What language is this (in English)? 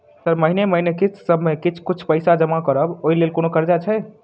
Maithili